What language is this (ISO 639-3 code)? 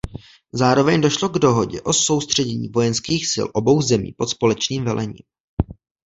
ces